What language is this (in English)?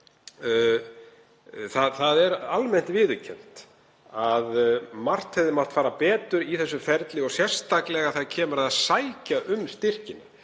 Icelandic